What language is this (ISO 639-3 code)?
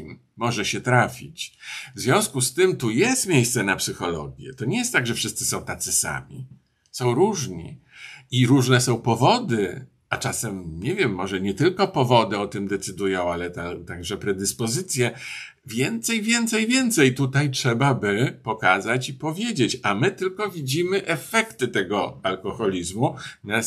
pol